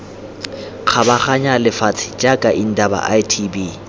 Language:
Tswana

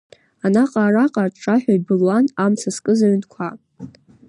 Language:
Abkhazian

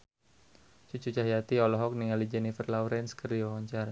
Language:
Sundanese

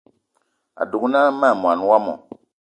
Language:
Eton (Cameroon)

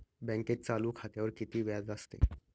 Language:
Marathi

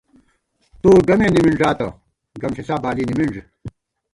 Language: Gawar-Bati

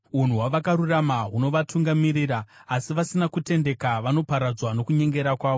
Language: Shona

